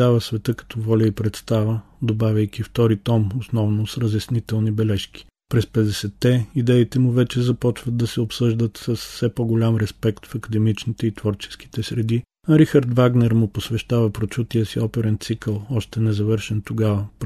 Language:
Bulgarian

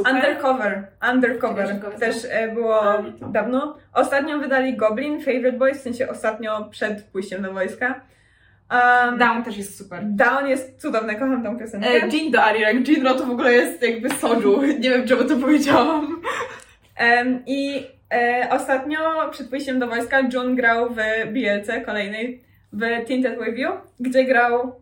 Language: Polish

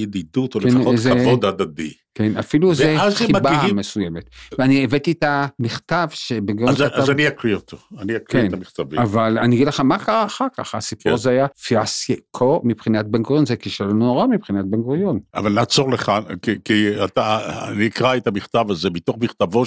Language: Hebrew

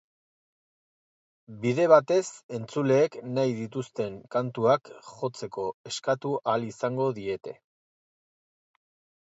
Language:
Basque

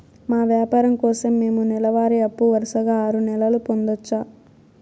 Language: Telugu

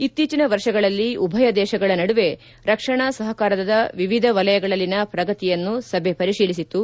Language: Kannada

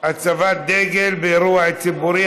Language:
Hebrew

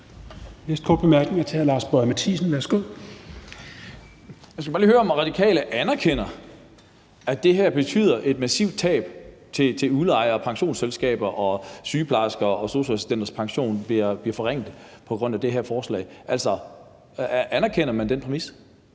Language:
Danish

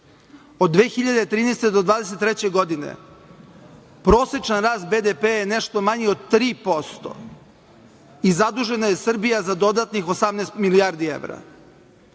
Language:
Serbian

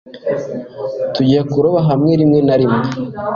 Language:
Kinyarwanda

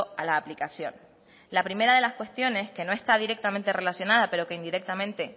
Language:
Spanish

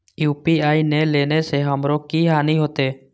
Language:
Maithili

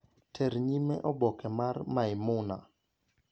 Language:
Luo (Kenya and Tanzania)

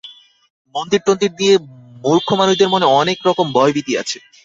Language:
Bangla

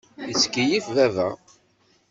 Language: Kabyle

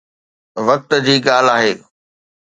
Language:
Sindhi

